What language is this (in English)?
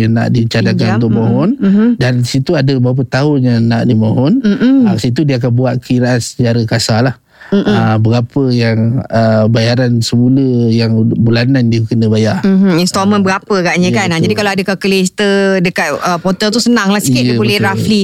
Malay